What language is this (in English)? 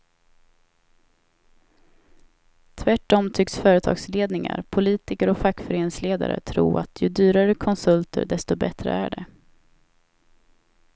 Swedish